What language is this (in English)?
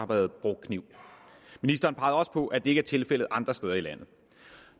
Danish